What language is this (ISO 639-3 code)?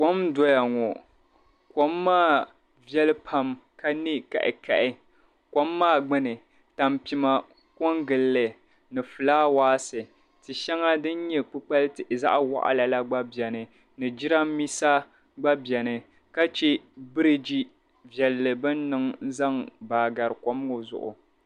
dag